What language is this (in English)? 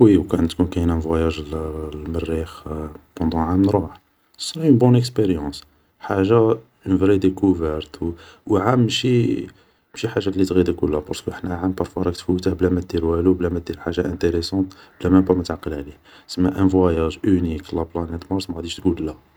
Algerian Arabic